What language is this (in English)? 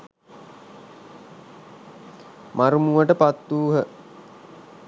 Sinhala